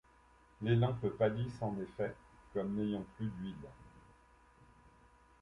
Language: French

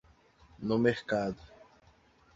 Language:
Portuguese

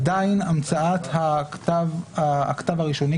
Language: Hebrew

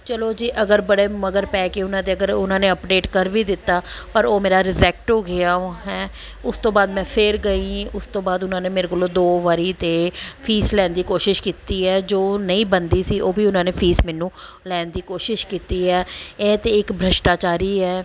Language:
Punjabi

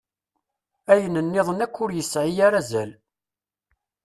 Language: Kabyle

